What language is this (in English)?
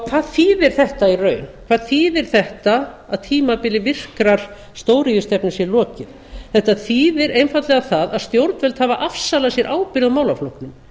Icelandic